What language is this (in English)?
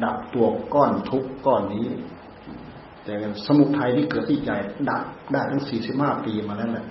Thai